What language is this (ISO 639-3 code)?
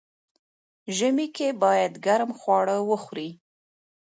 pus